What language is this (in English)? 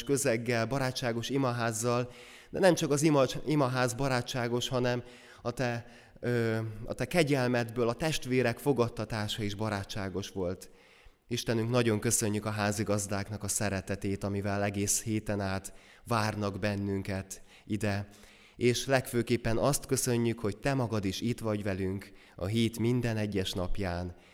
Hungarian